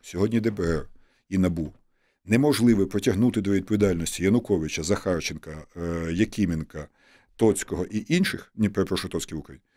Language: Ukrainian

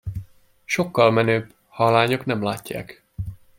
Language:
Hungarian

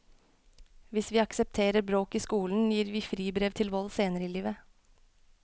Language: Norwegian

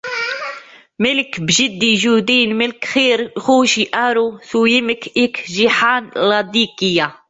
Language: Arabic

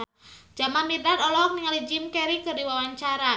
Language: Sundanese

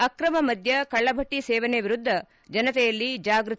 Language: Kannada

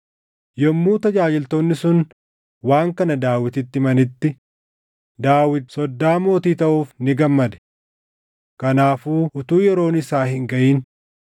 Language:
Oromo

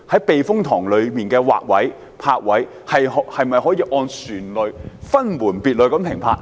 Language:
Cantonese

